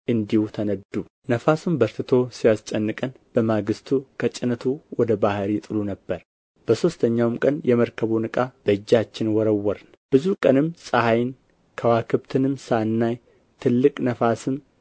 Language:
Amharic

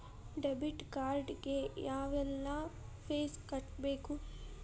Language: Kannada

